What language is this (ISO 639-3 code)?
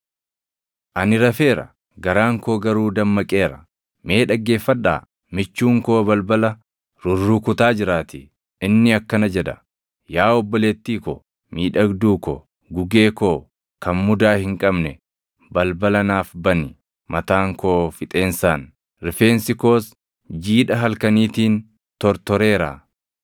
orm